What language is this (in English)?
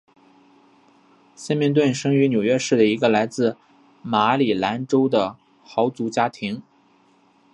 Chinese